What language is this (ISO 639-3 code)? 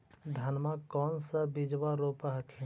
mag